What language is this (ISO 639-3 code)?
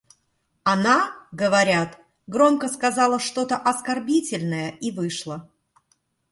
rus